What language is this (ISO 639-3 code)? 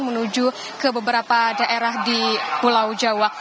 ind